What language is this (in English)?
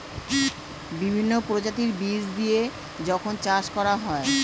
Bangla